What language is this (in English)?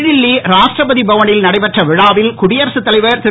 Tamil